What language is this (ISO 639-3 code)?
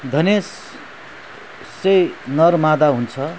nep